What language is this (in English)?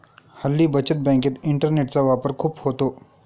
Marathi